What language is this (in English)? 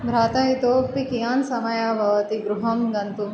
Sanskrit